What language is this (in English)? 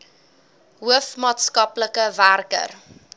Afrikaans